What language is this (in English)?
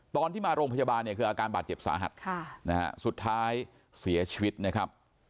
Thai